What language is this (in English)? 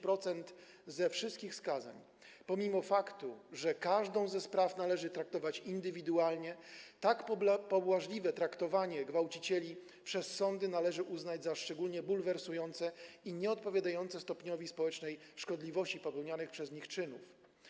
Polish